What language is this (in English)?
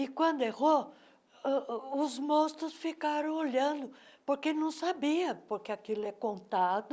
Portuguese